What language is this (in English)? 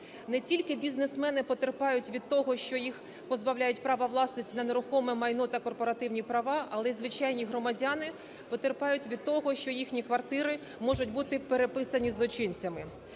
Ukrainian